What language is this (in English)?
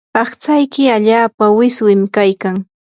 Yanahuanca Pasco Quechua